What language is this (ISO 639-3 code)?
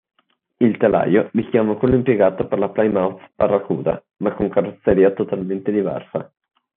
ita